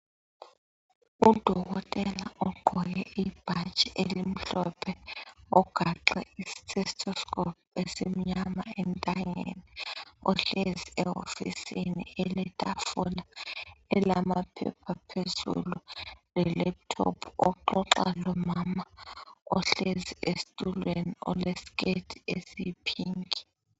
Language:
North Ndebele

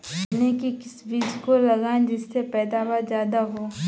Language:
Hindi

